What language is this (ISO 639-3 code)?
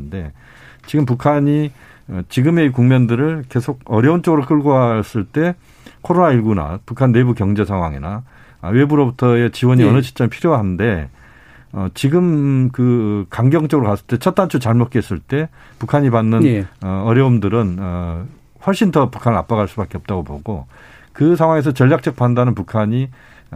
kor